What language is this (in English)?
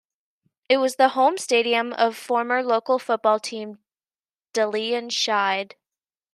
English